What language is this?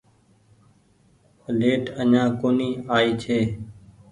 Goaria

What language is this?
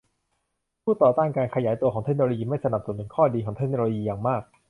Thai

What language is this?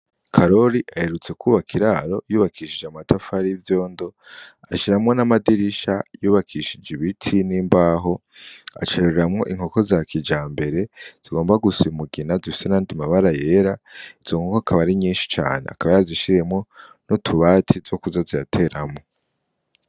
Rundi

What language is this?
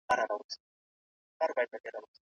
Pashto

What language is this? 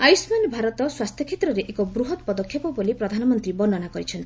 Odia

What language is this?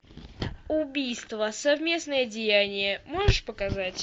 Russian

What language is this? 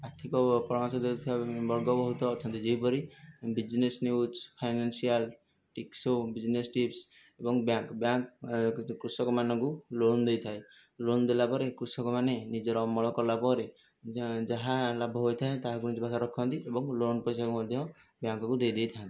Odia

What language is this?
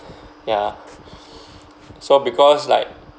English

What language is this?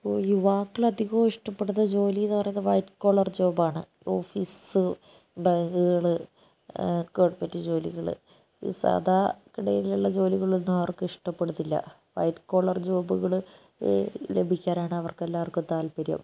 Malayalam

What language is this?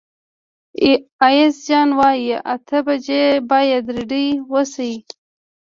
Pashto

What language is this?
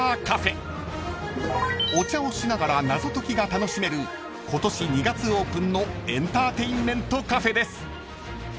Japanese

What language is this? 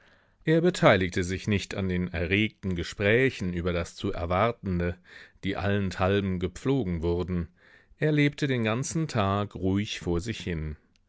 German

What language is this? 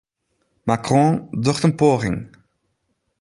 Western Frisian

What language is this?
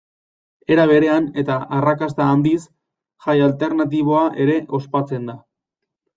Basque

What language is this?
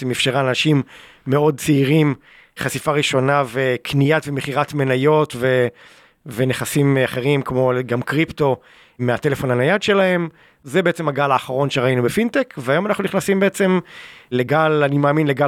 Hebrew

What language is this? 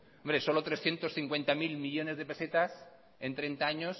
Spanish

